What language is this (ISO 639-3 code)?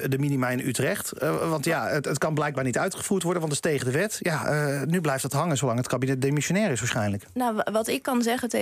nld